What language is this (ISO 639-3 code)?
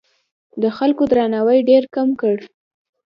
pus